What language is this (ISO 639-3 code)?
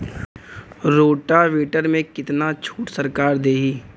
bho